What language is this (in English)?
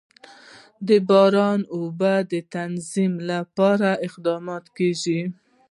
Pashto